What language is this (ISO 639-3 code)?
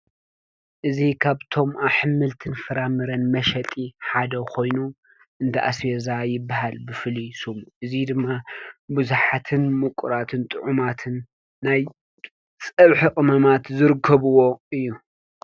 tir